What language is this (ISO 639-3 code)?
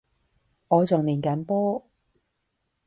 yue